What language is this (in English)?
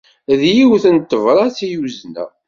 Kabyle